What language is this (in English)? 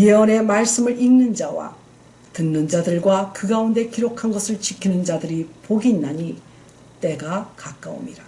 Korean